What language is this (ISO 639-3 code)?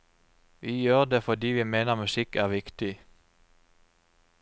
nor